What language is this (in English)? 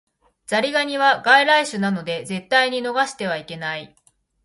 Japanese